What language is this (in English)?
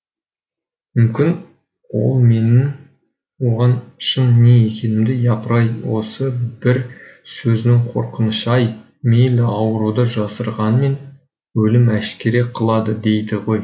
Kazakh